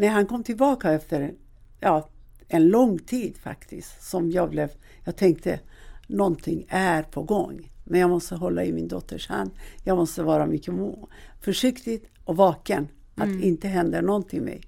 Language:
Swedish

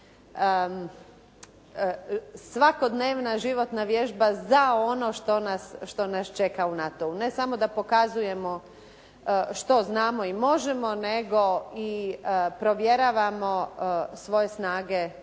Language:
Croatian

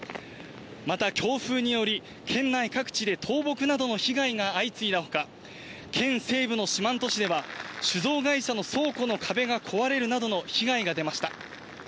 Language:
Japanese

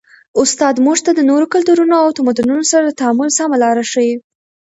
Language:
Pashto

